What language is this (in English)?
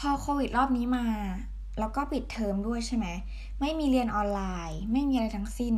Thai